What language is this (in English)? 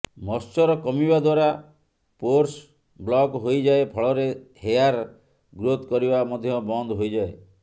Odia